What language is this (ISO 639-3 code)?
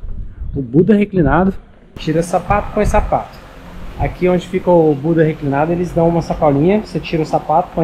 por